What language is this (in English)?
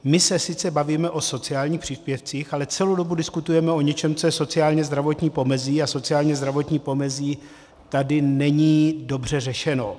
Czech